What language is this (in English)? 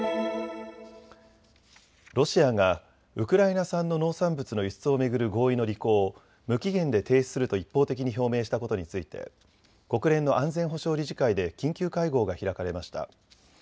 Japanese